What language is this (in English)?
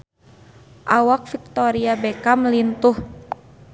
Sundanese